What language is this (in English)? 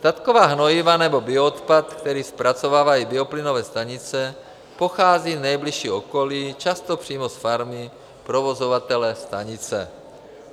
Czech